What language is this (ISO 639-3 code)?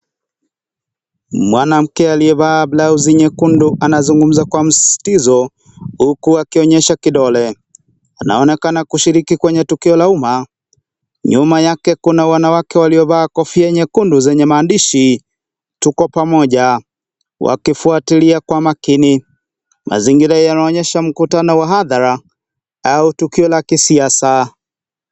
swa